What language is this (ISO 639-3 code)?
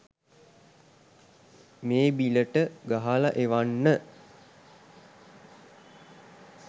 sin